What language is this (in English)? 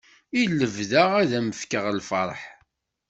Kabyle